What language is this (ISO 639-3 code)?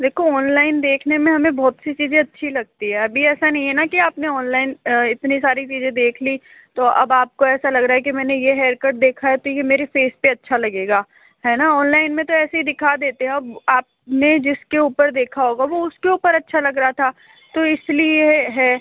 hin